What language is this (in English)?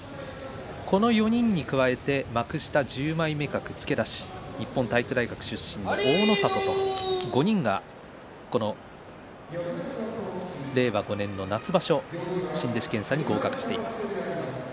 Japanese